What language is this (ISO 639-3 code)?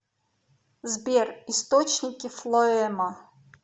rus